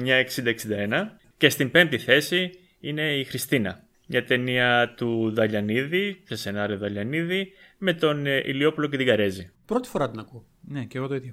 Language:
Greek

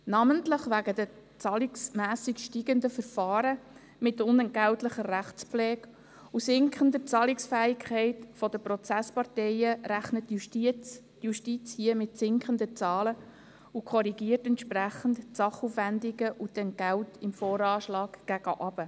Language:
Swiss German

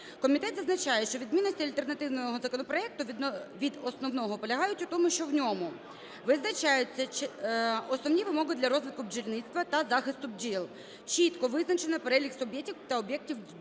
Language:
Ukrainian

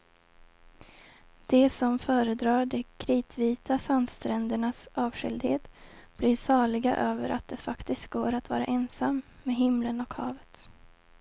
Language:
Swedish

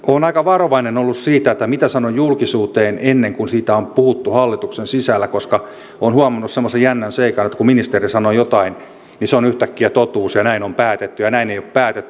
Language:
Finnish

